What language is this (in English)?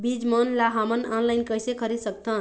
Chhattisgarhi